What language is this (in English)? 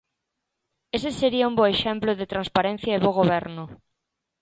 Galician